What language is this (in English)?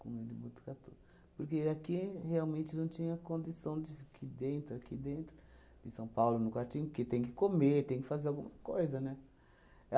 Portuguese